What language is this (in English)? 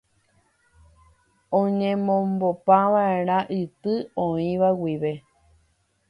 Guarani